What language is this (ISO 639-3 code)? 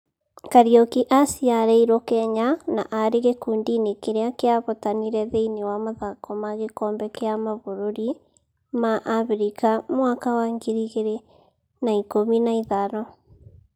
kik